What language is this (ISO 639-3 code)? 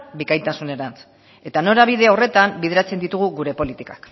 eus